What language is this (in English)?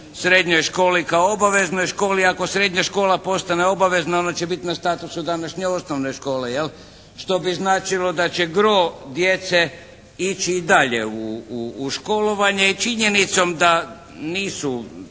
Croatian